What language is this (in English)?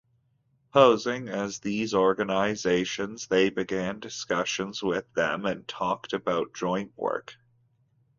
English